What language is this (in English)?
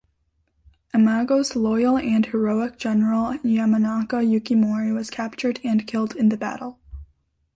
English